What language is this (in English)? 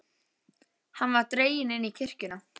Icelandic